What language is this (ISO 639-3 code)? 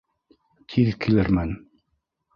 bak